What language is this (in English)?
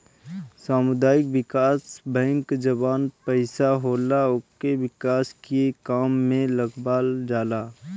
Bhojpuri